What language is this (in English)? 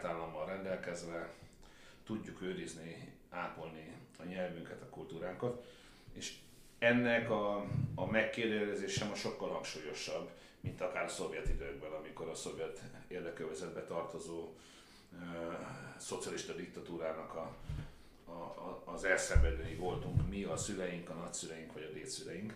Hungarian